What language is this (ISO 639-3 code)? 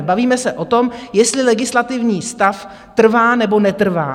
ces